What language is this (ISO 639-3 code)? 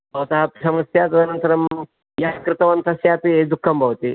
san